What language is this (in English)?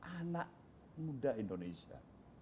Indonesian